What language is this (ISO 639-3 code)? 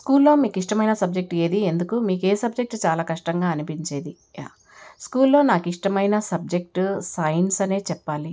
tel